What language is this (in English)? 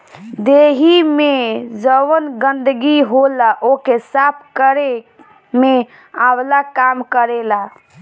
Bhojpuri